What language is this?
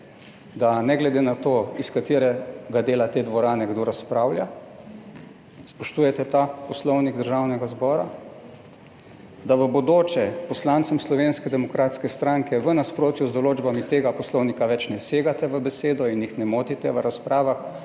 Slovenian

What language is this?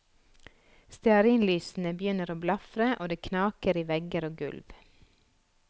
Norwegian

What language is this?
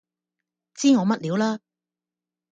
Cantonese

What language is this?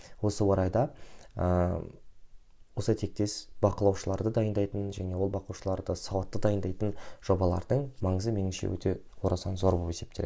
Kazakh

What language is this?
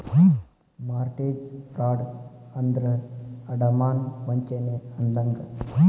Kannada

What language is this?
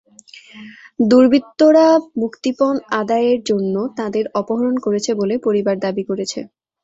Bangla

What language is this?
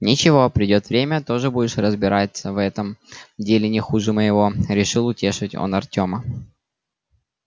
Russian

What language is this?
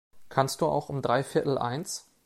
German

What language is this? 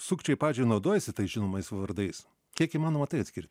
Lithuanian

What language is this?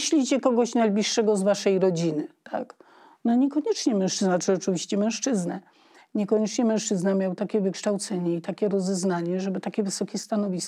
Polish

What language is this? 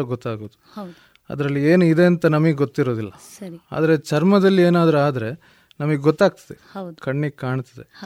Kannada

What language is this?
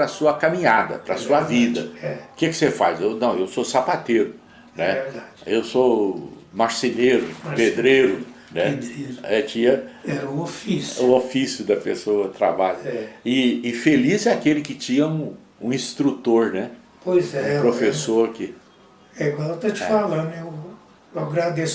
Portuguese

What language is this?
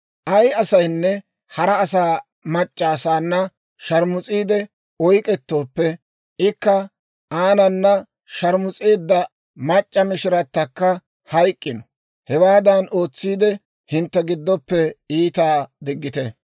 Dawro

